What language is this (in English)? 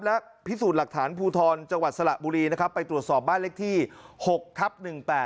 Thai